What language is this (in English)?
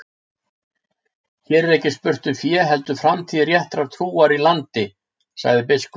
Icelandic